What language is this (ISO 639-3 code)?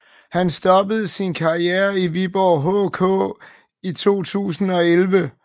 dan